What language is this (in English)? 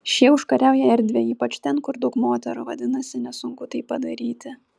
Lithuanian